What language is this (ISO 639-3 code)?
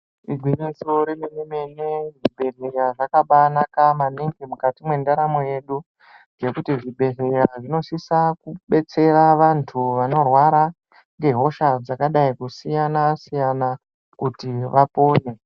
ndc